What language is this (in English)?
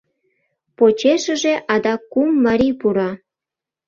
Mari